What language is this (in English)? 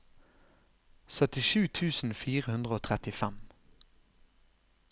Norwegian